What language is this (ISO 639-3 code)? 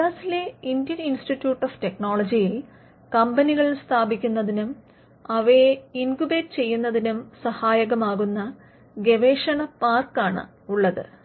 mal